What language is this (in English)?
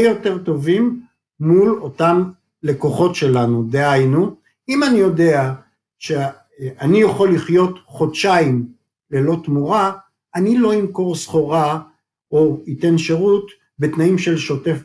Hebrew